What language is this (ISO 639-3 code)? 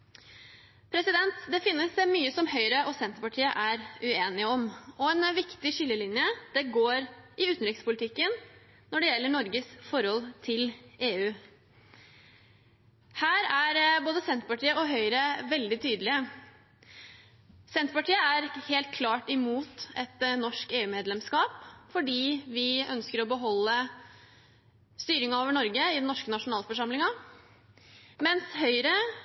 nob